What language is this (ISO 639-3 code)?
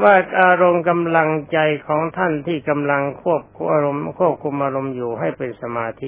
tha